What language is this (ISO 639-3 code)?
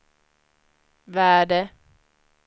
swe